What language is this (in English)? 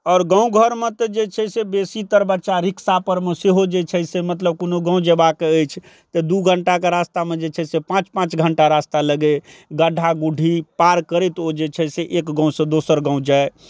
Maithili